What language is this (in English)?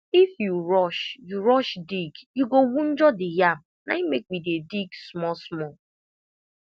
Nigerian Pidgin